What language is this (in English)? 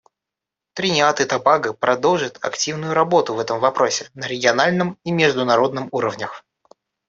Russian